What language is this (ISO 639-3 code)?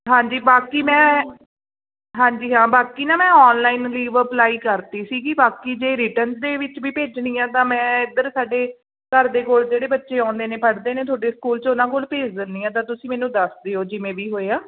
pan